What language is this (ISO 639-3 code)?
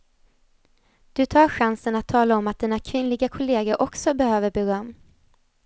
swe